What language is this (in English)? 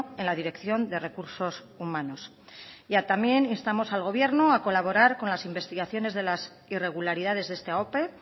Spanish